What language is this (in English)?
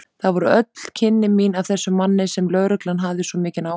Icelandic